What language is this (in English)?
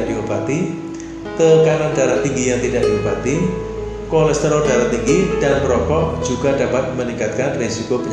Indonesian